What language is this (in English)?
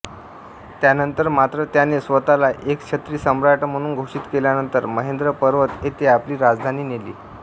Marathi